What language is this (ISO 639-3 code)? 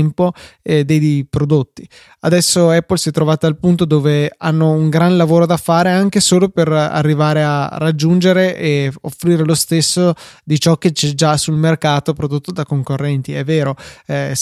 ita